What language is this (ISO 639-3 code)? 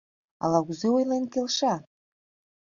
chm